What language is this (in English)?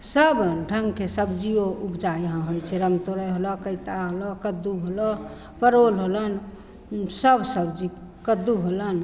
Maithili